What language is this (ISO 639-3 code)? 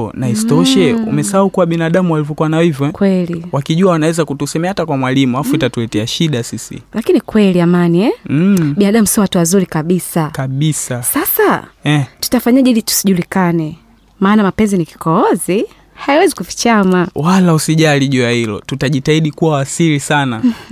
swa